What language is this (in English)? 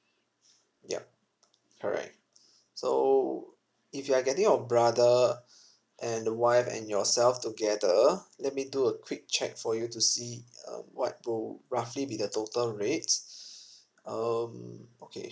English